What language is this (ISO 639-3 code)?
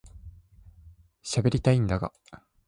jpn